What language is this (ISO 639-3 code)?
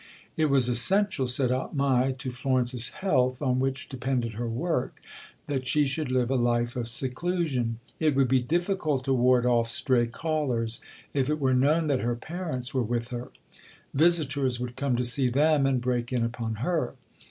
eng